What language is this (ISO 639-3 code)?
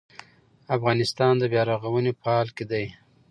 pus